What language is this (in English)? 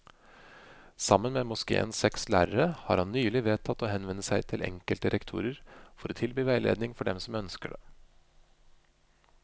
Norwegian